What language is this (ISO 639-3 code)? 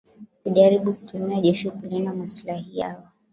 swa